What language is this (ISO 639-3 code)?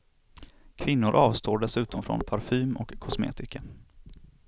swe